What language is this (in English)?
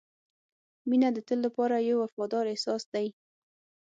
Pashto